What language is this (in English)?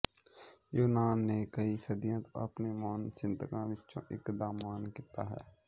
Punjabi